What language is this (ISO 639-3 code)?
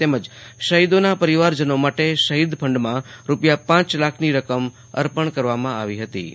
guj